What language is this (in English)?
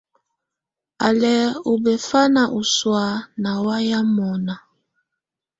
Tunen